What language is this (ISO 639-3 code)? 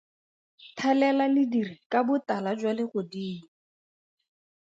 tsn